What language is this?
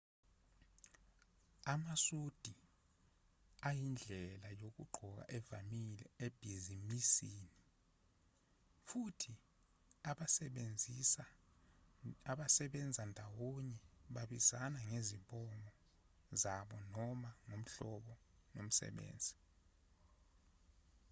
Zulu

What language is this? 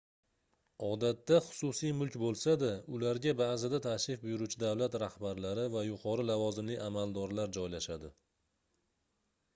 Uzbek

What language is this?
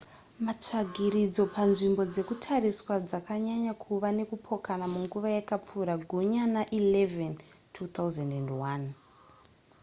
Shona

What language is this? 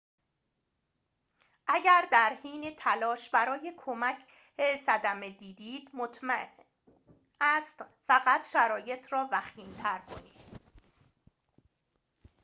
Persian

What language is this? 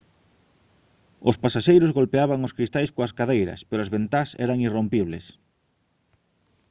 Galician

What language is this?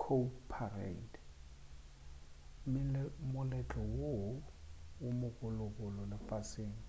Northern Sotho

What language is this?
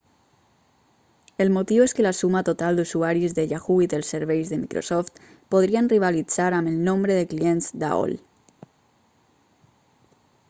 Catalan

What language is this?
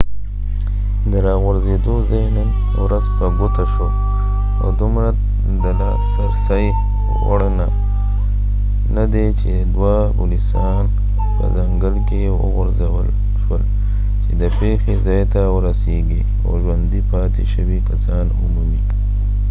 Pashto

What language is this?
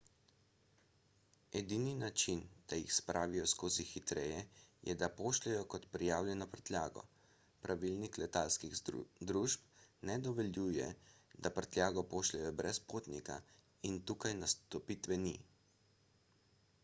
Slovenian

